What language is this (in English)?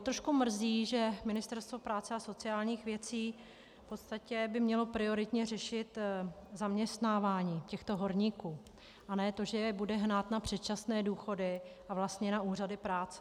Czech